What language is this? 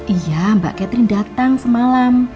Indonesian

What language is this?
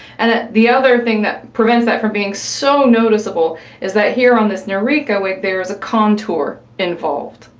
English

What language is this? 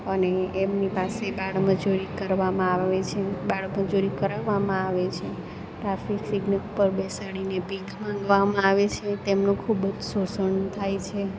Gujarati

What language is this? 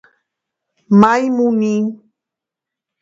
Georgian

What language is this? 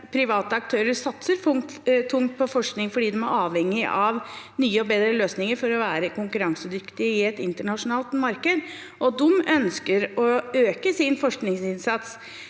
Norwegian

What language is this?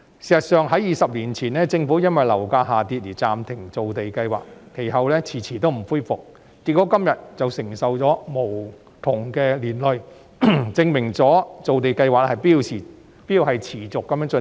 Cantonese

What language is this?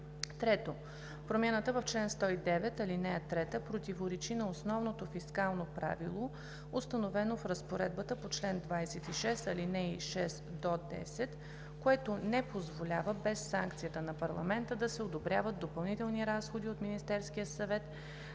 Bulgarian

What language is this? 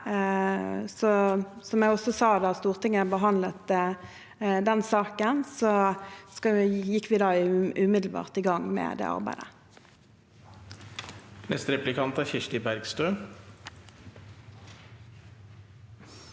Norwegian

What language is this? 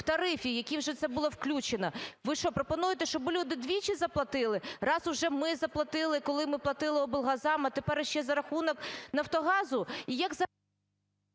Ukrainian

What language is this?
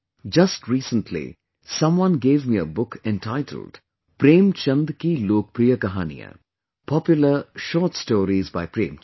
English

